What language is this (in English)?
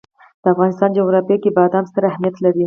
Pashto